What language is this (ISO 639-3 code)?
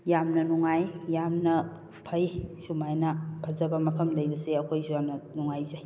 mni